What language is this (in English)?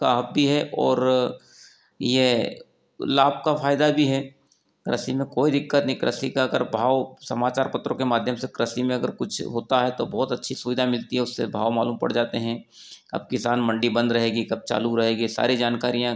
Hindi